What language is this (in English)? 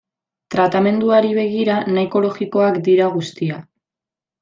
Basque